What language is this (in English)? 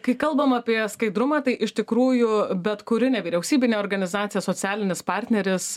Lithuanian